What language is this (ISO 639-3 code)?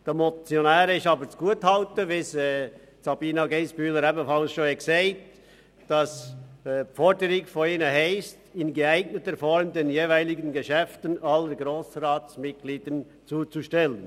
gsw